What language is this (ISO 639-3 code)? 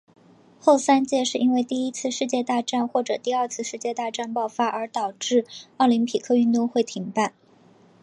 zho